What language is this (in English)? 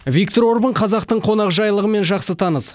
Kazakh